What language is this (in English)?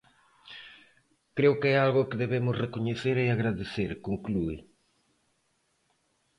Galician